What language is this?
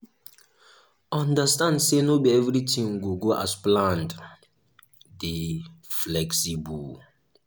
Nigerian Pidgin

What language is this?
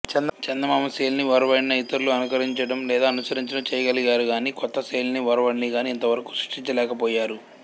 Telugu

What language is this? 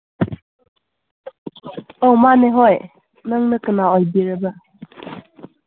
Manipuri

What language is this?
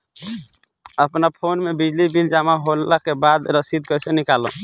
Bhojpuri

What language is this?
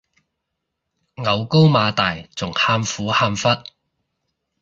Cantonese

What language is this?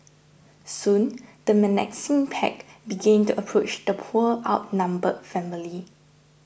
English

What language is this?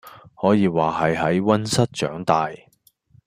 Cantonese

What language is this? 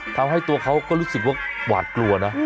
Thai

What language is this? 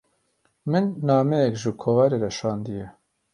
Kurdish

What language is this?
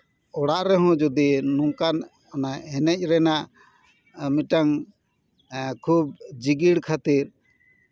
Santali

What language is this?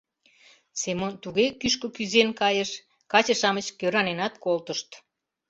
Mari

